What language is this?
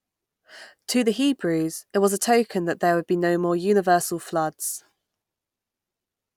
English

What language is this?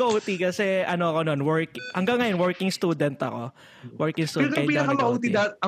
Filipino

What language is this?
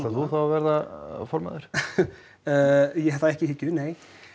Icelandic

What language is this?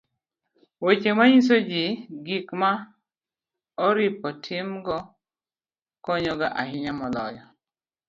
Luo (Kenya and Tanzania)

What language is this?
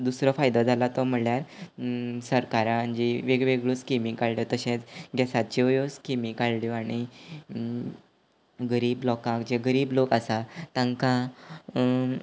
Konkani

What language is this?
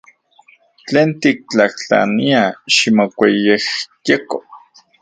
Central Puebla Nahuatl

